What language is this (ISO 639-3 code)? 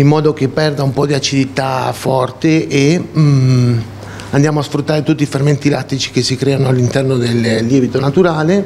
ita